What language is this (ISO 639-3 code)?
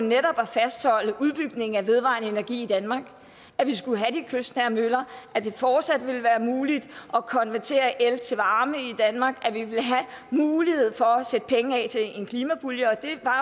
dan